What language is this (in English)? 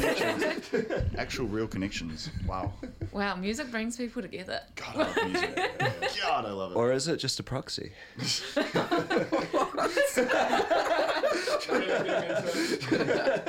English